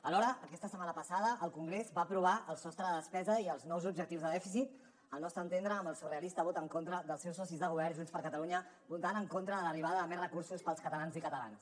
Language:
Catalan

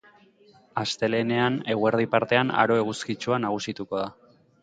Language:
Basque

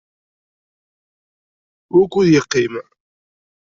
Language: Kabyle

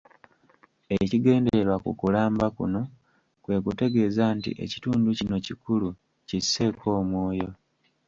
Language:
Ganda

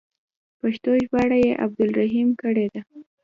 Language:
Pashto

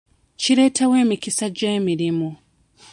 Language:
Ganda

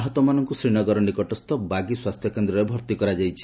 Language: Odia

